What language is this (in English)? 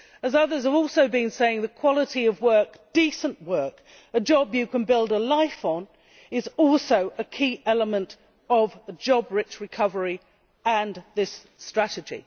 English